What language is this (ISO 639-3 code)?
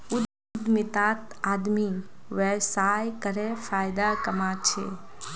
mag